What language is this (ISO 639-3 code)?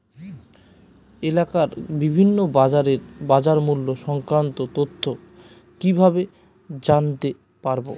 ben